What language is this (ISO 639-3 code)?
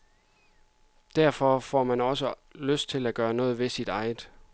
dan